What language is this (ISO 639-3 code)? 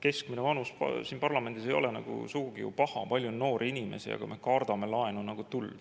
est